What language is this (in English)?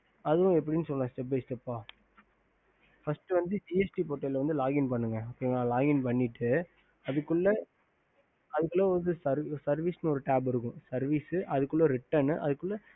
Tamil